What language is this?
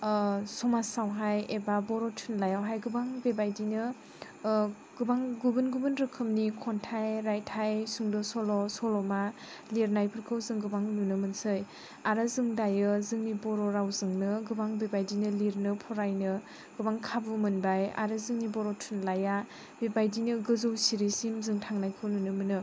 Bodo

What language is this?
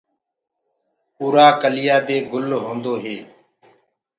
Gurgula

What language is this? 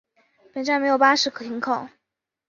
Chinese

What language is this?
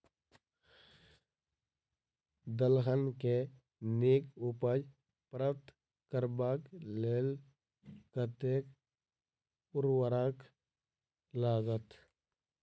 Maithili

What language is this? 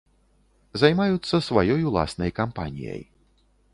Belarusian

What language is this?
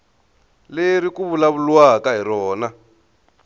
Tsonga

